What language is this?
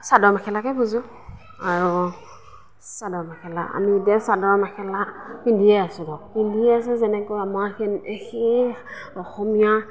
Assamese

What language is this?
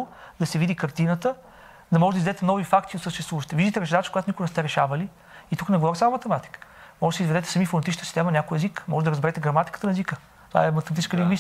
Bulgarian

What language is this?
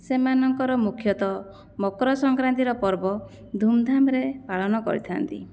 Odia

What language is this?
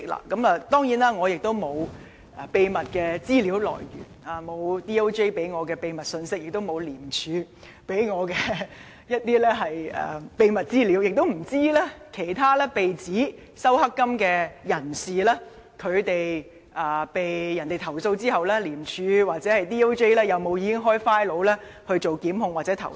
Cantonese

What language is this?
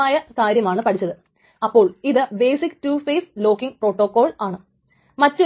Malayalam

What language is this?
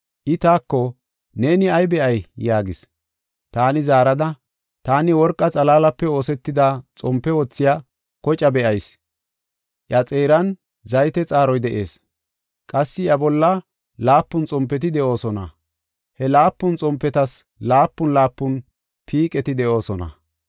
Gofa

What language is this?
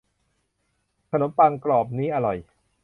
Thai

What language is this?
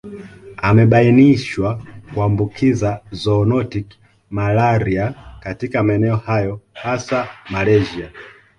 Swahili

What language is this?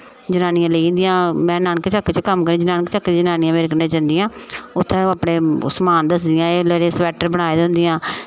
Dogri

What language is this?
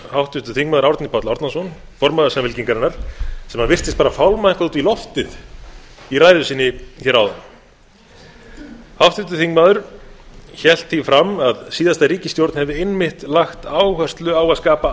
Icelandic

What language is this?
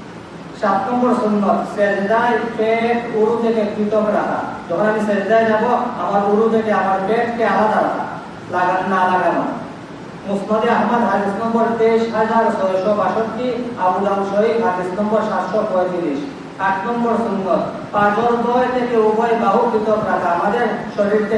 Indonesian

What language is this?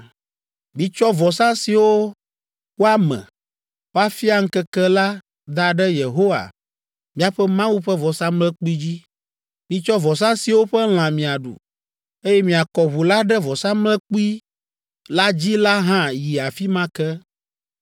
Ewe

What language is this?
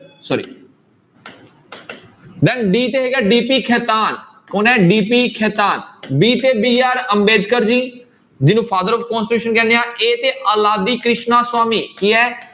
Punjabi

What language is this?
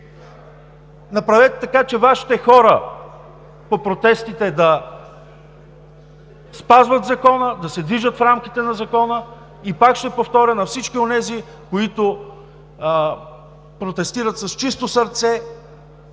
Bulgarian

